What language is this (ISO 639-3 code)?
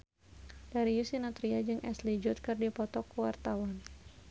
sun